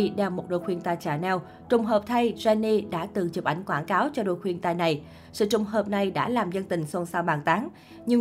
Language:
Vietnamese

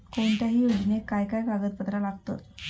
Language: Marathi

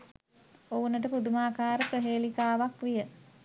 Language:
Sinhala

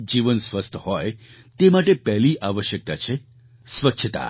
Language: Gujarati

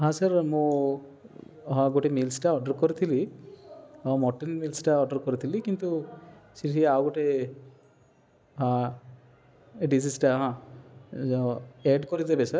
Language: Odia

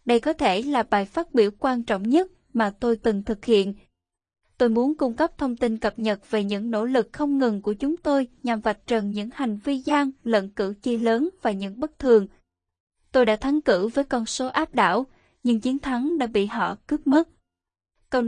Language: Vietnamese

